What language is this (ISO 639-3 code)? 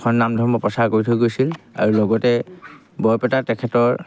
asm